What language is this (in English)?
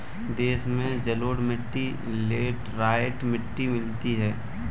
Hindi